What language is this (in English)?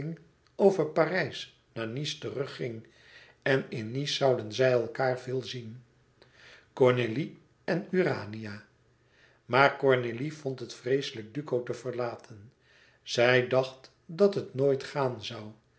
Dutch